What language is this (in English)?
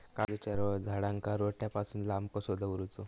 Marathi